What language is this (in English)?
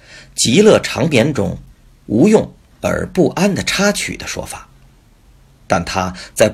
Chinese